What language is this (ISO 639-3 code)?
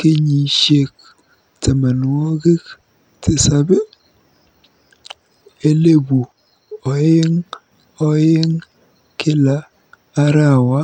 kln